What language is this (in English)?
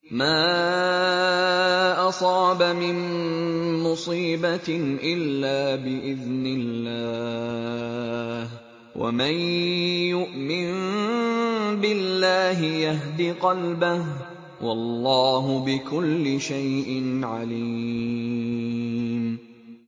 Arabic